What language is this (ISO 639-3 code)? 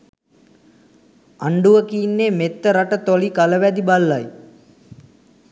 sin